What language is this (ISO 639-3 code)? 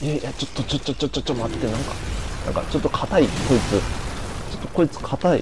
jpn